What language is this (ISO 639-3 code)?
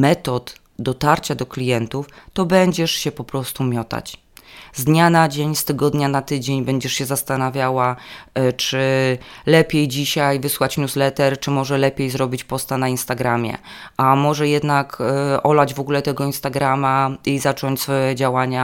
pol